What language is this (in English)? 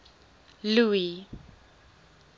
Afrikaans